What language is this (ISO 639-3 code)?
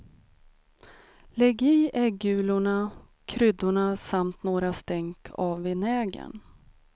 swe